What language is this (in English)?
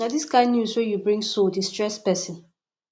Nigerian Pidgin